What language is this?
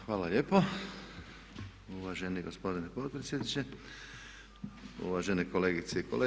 Croatian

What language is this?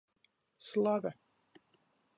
Latgalian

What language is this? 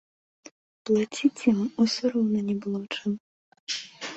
Belarusian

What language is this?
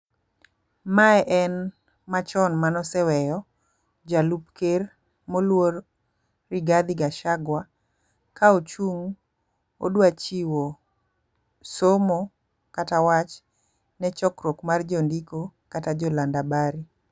Luo (Kenya and Tanzania)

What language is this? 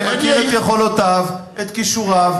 Hebrew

